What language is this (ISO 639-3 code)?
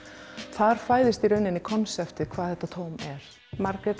isl